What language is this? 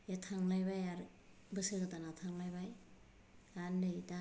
Bodo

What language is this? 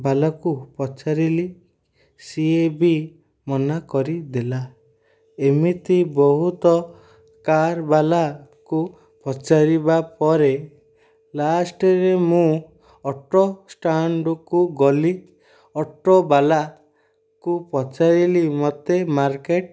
Odia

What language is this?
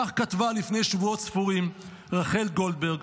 Hebrew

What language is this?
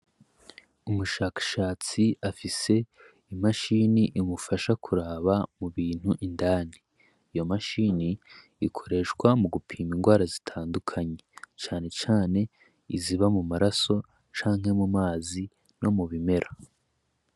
Rundi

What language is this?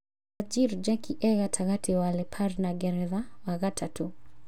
Kikuyu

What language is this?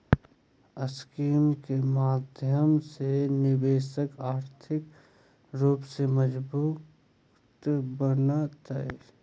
Magahi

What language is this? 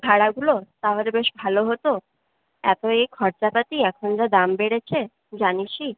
Bangla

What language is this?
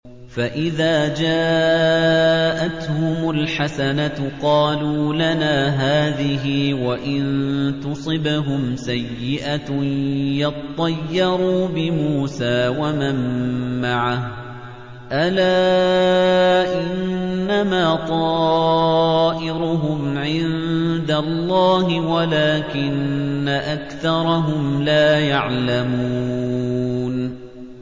Arabic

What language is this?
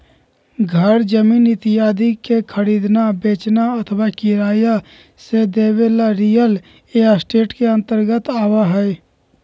Magahi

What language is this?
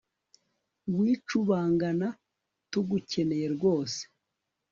Kinyarwanda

